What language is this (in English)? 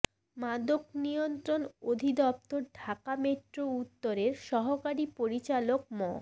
Bangla